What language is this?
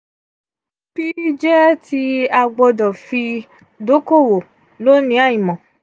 Yoruba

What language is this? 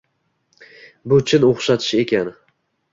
Uzbek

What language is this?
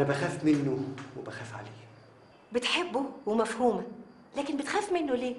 Arabic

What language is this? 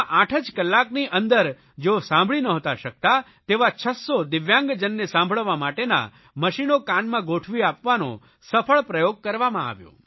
Gujarati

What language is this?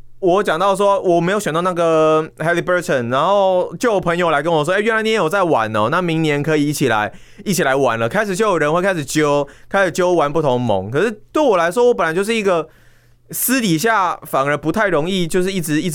Chinese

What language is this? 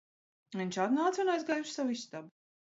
Latvian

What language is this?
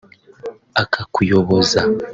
Kinyarwanda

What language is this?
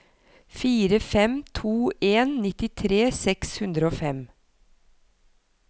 Norwegian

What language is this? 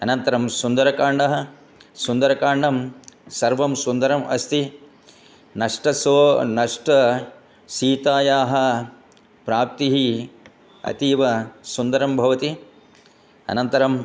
Sanskrit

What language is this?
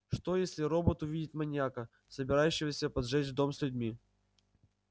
Russian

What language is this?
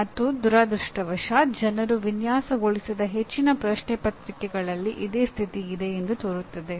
Kannada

